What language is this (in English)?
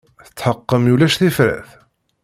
Kabyle